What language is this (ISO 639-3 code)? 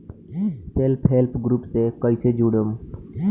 bho